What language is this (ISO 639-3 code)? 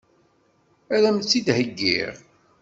kab